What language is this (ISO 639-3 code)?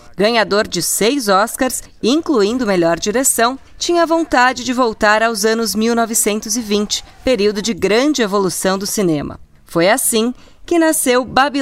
por